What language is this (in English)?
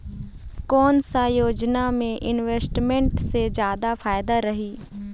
Chhattisgarhi